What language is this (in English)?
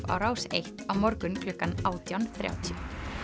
Icelandic